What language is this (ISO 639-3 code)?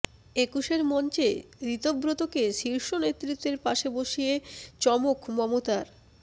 ben